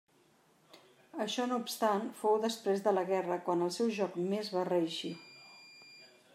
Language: Catalan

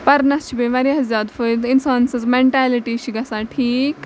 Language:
Kashmiri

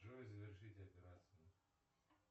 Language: Russian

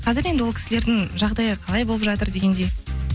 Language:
Kazakh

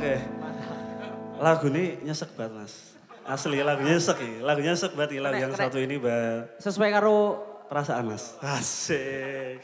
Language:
Indonesian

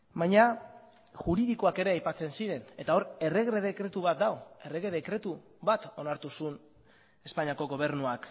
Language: Basque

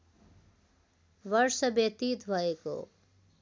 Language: Nepali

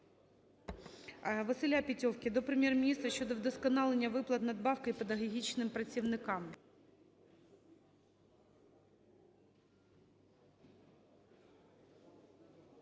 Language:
Ukrainian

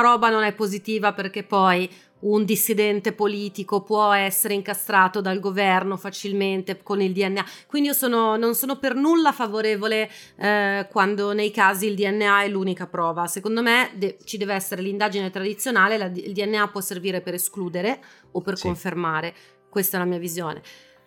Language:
Italian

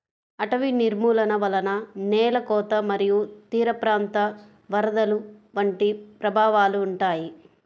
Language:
Telugu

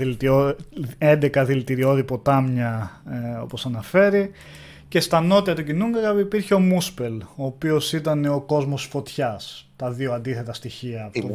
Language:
Greek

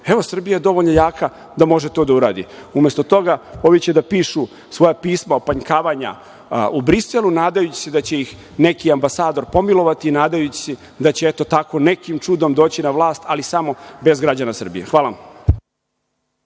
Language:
Serbian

